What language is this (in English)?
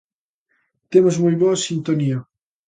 Galician